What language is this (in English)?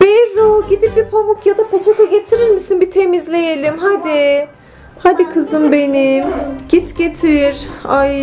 Turkish